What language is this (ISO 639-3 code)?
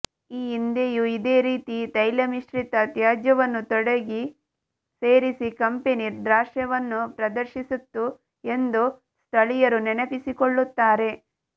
kan